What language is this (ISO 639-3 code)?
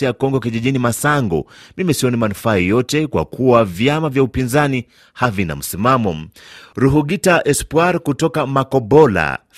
swa